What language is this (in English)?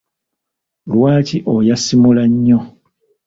Ganda